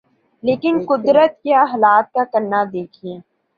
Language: Urdu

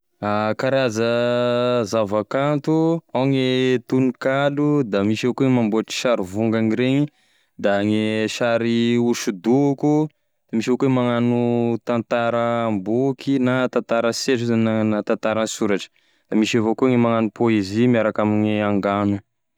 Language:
Tesaka Malagasy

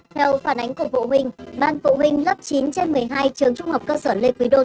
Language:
Vietnamese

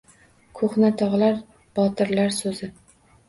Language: Uzbek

